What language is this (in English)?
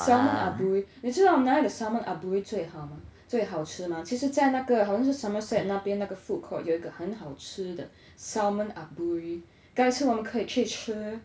English